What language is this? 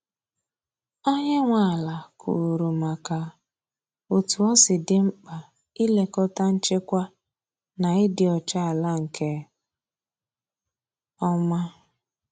Igbo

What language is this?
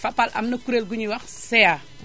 Wolof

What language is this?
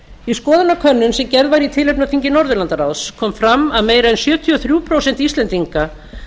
Icelandic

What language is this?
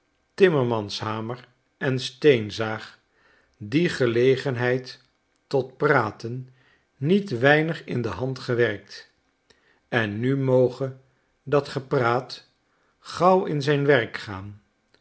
Dutch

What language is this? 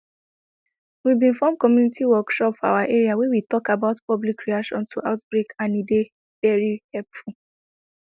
Nigerian Pidgin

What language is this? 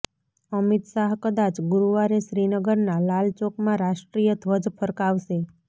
Gujarati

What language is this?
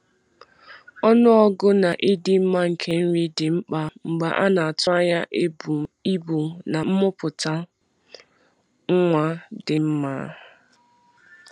Igbo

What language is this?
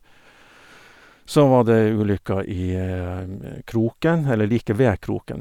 Norwegian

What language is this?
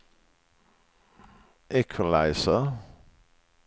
Swedish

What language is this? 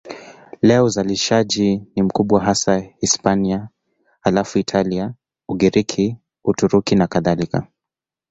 Swahili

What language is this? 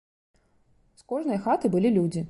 Belarusian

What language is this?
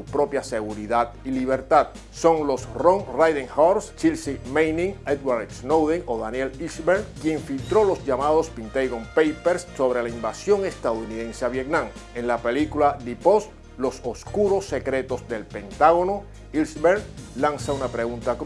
Spanish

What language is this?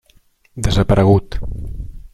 Catalan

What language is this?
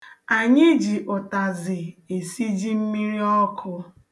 Igbo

